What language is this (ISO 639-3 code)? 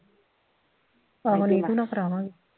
pan